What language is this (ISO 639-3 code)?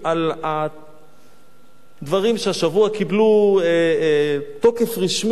heb